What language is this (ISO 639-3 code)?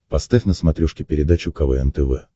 rus